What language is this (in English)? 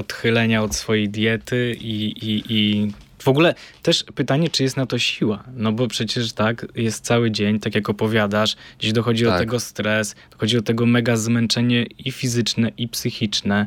Polish